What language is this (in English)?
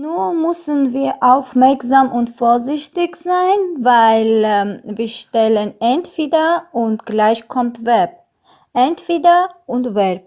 German